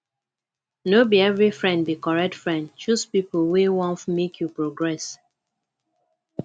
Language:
Nigerian Pidgin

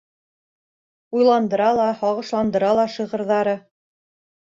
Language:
Bashkir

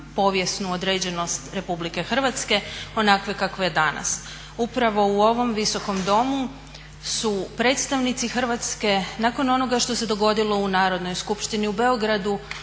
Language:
Croatian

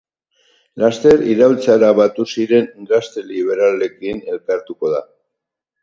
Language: Basque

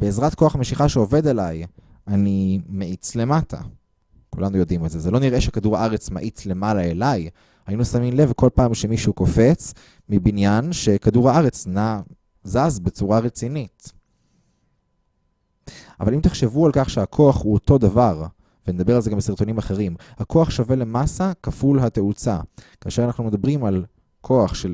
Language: Hebrew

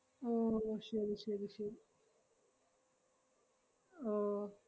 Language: Malayalam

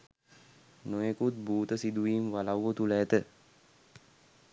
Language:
Sinhala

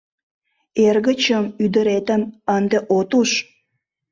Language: Mari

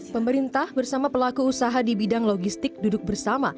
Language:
Indonesian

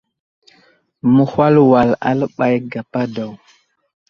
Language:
Wuzlam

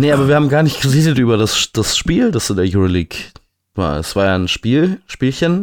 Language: German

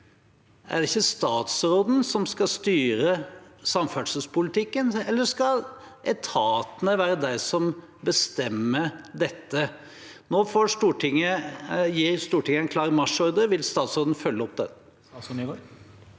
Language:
Norwegian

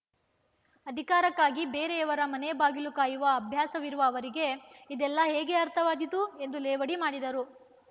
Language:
Kannada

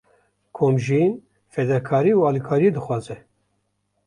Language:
Kurdish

